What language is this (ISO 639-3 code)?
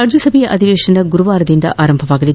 kan